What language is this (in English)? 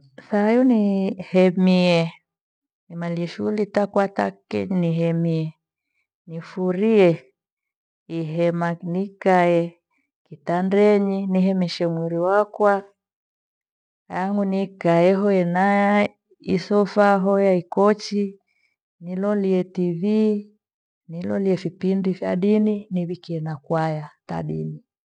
Gweno